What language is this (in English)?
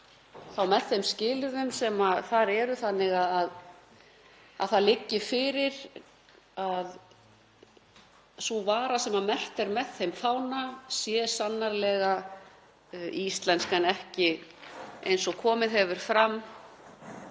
Icelandic